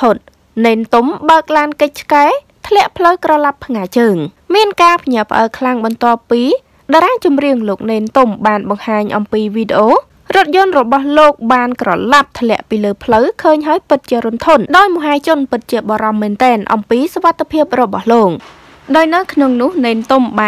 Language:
Thai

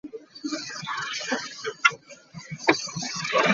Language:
Ganda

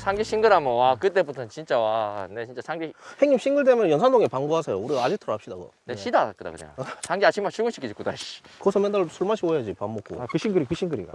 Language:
Korean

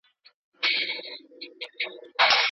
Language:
Pashto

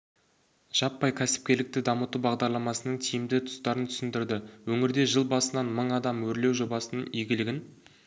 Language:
Kazakh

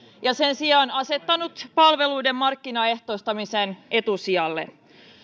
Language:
Finnish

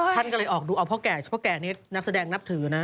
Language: Thai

